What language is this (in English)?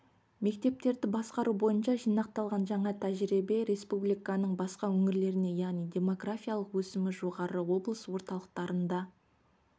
Kazakh